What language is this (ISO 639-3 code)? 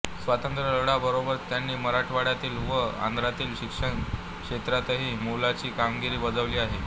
mar